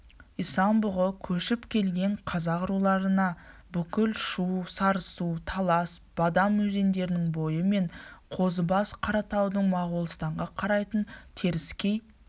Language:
Kazakh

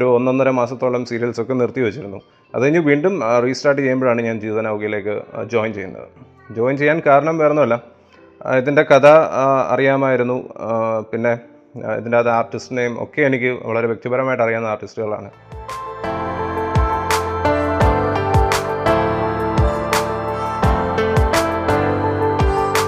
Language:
Malayalam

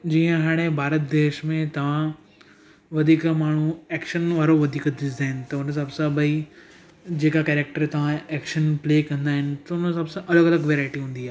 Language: Sindhi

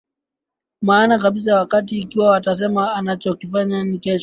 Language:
Swahili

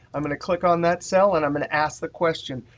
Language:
English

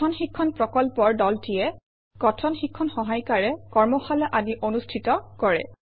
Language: Assamese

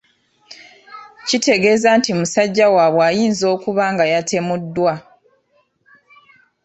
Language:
Ganda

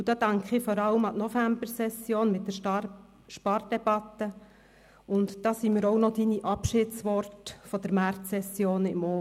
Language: Swiss German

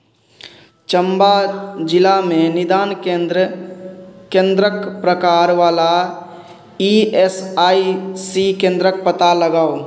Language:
Maithili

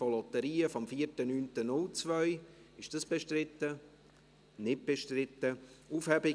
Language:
Swiss German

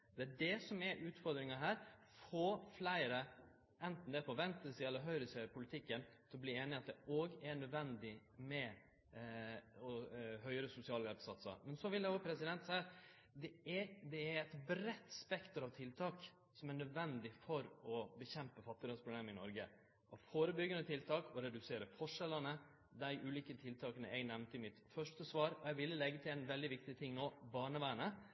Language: Norwegian Nynorsk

